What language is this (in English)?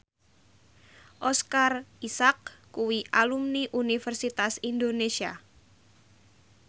Javanese